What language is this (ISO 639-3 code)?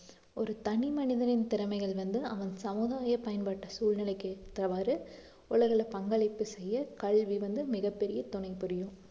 tam